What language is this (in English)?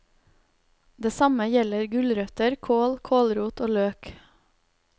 Norwegian